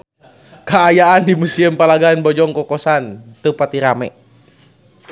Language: Sundanese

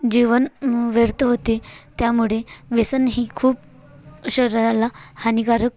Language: Marathi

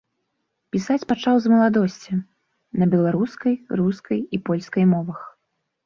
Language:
Belarusian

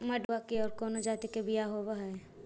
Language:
Magahi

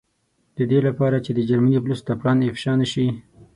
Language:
Pashto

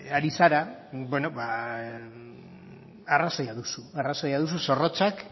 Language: Basque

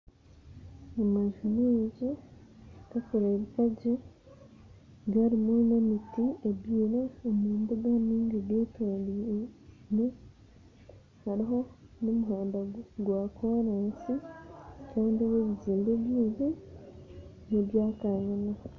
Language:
Nyankole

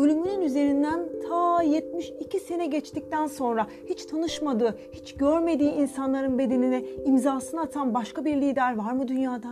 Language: Turkish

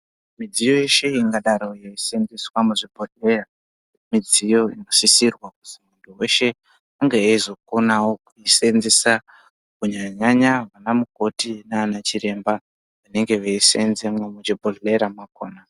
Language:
Ndau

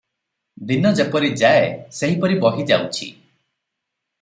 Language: Odia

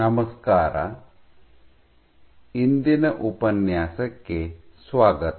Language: Kannada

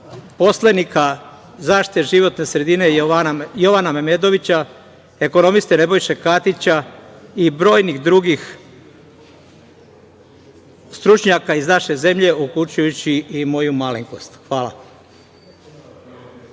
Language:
Serbian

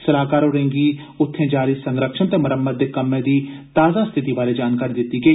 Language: Dogri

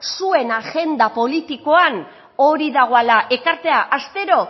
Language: Basque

